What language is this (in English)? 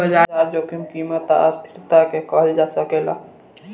Bhojpuri